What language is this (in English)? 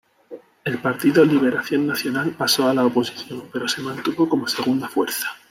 Spanish